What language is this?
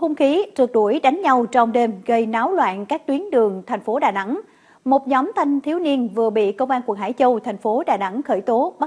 Vietnamese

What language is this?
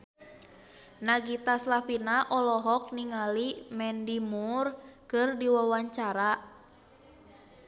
Sundanese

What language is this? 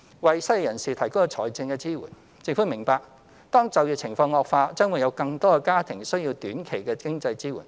Cantonese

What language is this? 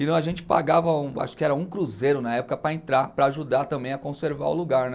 Portuguese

